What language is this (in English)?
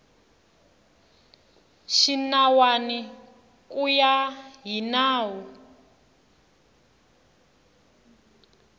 Tsonga